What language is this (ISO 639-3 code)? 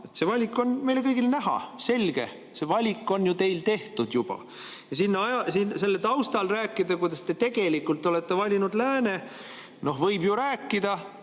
est